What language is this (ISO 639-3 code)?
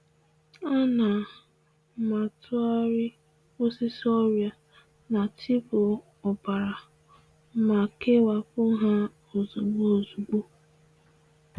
ibo